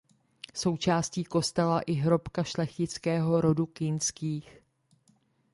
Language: Czech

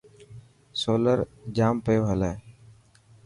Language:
Dhatki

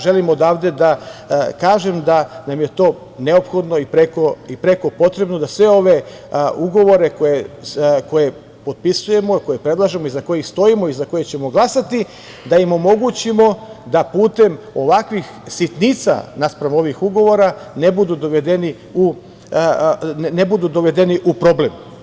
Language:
Serbian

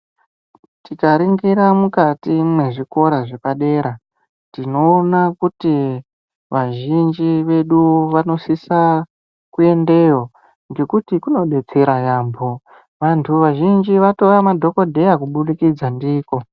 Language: Ndau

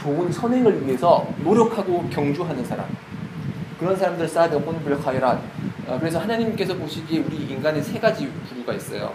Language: Korean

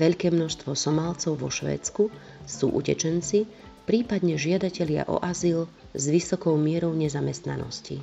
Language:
Slovak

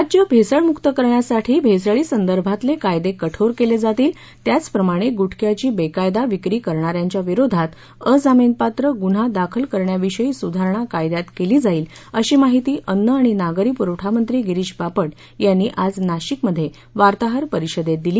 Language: Marathi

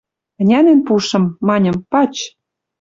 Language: Western Mari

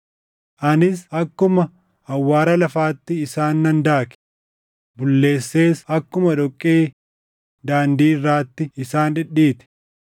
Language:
Oromo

